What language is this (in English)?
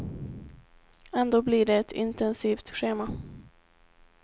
Swedish